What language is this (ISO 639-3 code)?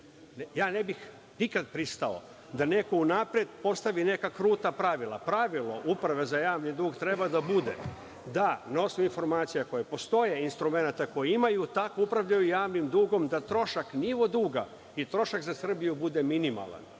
srp